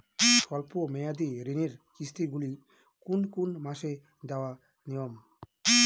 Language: Bangla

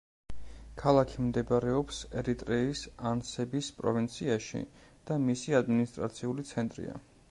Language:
Georgian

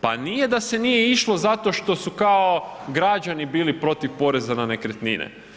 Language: Croatian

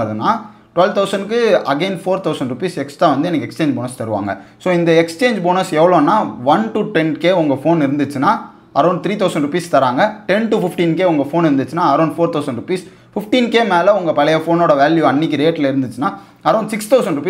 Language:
Tamil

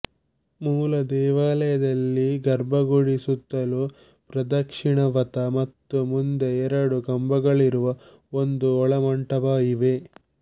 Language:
Kannada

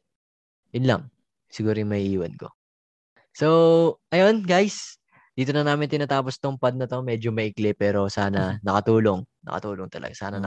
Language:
Filipino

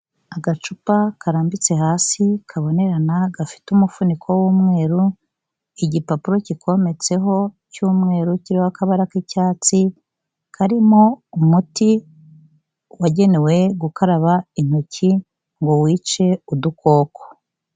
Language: Kinyarwanda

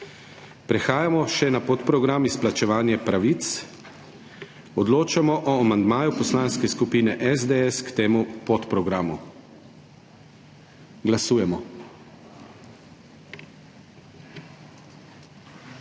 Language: Slovenian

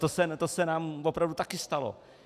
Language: Czech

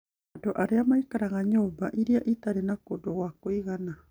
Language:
Kikuyu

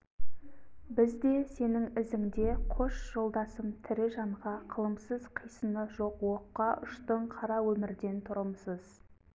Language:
Kazakh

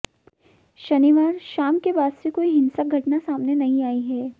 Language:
Hindi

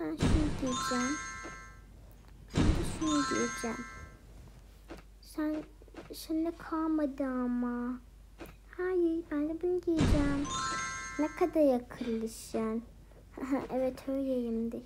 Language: Turkish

